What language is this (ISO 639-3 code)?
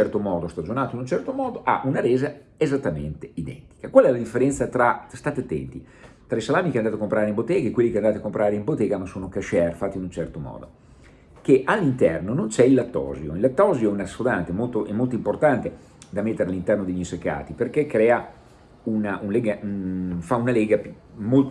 ita